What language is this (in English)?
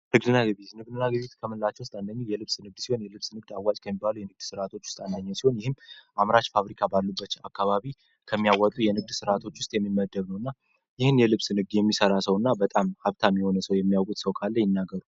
Amharic